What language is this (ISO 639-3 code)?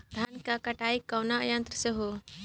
bho